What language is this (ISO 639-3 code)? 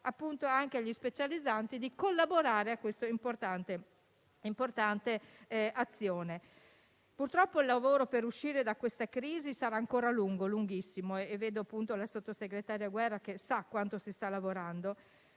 ita